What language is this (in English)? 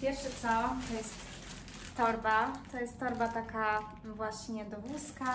Polish